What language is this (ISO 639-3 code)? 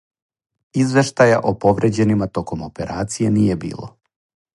srp